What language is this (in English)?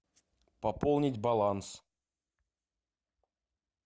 Russian